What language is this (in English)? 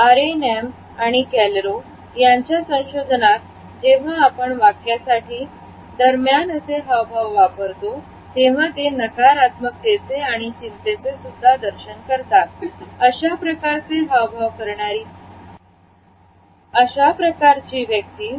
Marathi